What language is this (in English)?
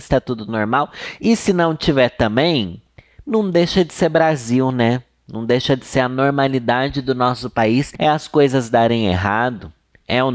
Portuguese